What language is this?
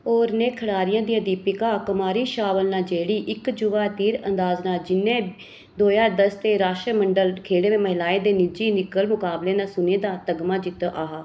Dogri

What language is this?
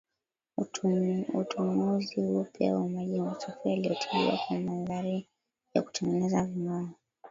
Swahili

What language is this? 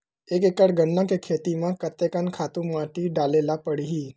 Chhattisgarhi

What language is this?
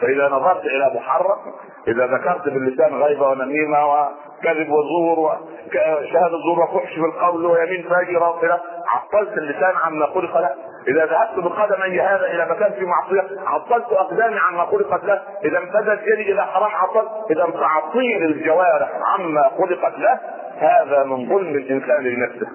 Arabic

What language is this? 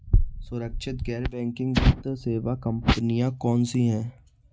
Hindi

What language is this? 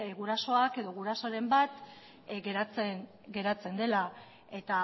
Basque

